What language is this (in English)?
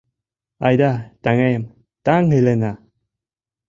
Mari